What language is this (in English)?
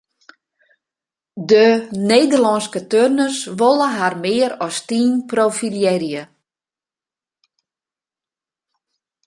Western Frisian